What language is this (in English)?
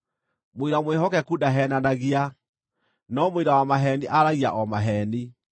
Kikuyu